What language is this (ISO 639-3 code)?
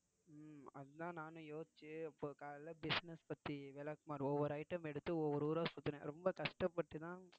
tam